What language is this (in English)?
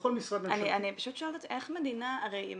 Hebrew